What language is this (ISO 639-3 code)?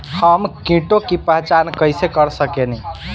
bho